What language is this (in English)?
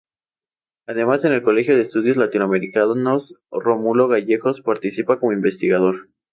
Spanish